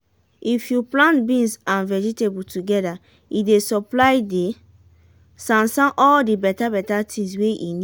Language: Nigerian Pidgin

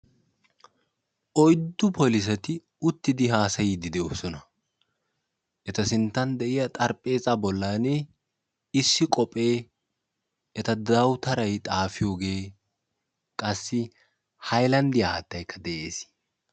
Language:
Wolaytta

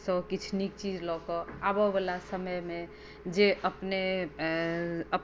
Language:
Maithili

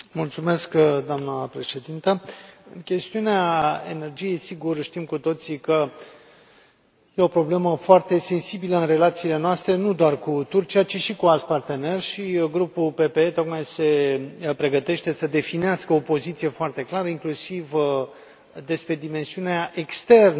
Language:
Romanian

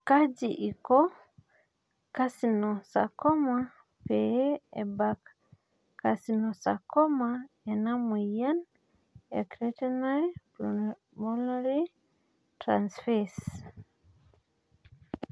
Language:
Masai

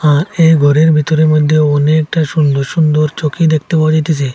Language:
Bangla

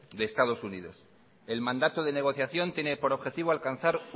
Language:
Spanish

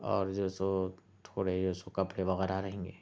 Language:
Urdu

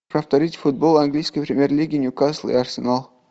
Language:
Russian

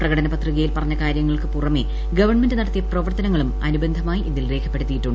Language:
Malayalam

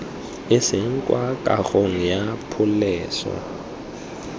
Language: Tswana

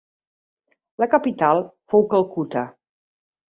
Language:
Catalan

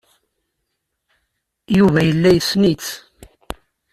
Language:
Kabyle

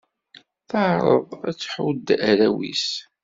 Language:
Kabyle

